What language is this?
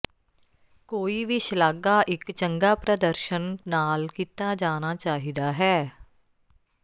Punjabi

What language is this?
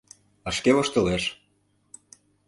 Mari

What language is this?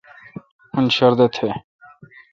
Kalkoti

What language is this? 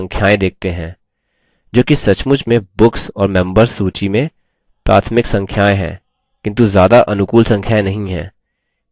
Hindi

